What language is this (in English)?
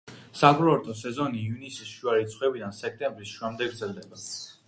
Georgian